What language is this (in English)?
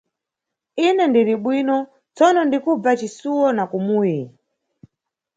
Nyungwe